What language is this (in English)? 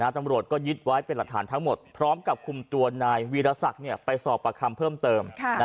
Thai